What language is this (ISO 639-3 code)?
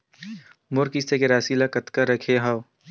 hne